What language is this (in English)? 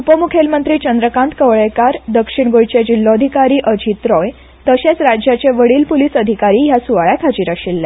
Konkani